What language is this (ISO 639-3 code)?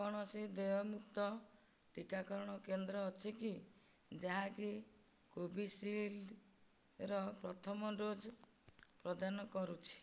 ori